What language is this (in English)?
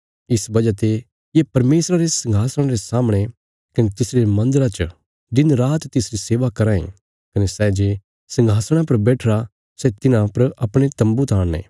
Bilaspuri